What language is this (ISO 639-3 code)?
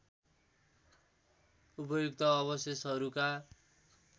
nep